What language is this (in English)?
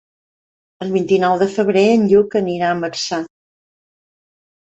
Catalan